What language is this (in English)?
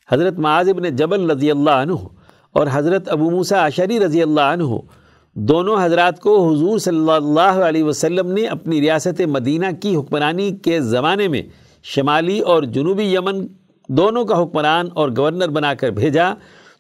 Urdu